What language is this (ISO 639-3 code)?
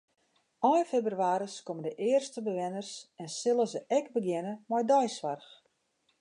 fry